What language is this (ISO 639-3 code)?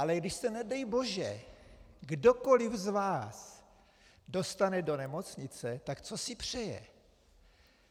ces